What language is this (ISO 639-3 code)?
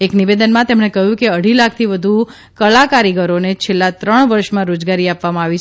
guj